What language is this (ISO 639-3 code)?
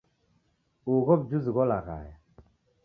dav